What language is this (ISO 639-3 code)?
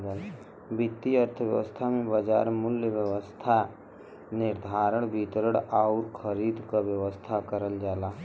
bho